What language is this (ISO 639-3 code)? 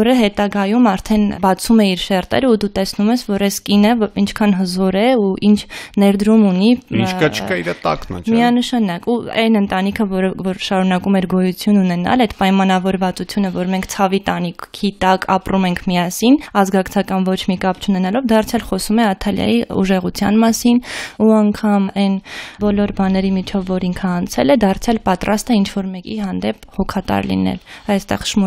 tur